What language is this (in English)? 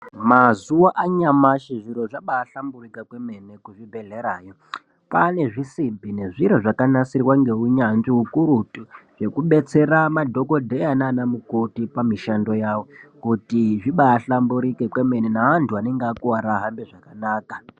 Ndau